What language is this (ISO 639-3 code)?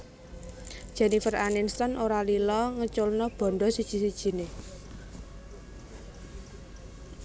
jav